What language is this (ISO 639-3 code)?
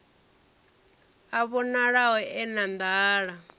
ven